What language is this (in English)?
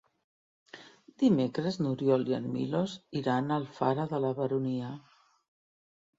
Catalan